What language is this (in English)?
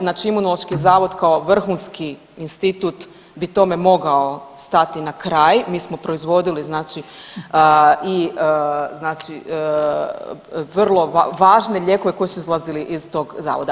Croatian